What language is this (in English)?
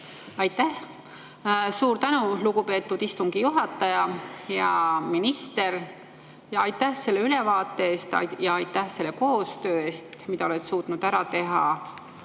Estonian